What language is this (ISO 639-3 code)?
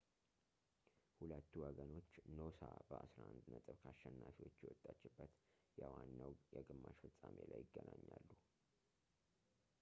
amh